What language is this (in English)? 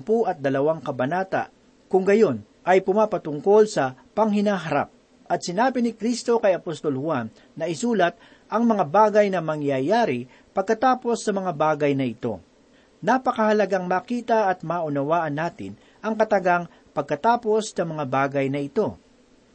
Filipino